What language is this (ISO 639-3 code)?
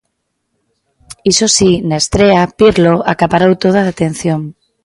glg